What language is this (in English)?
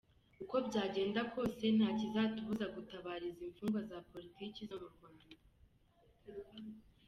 Kinyarwanda